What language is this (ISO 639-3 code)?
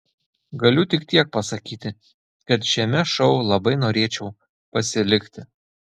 lit